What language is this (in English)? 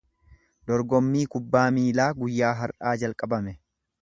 Oromo